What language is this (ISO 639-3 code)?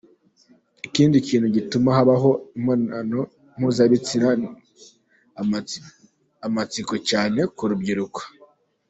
kin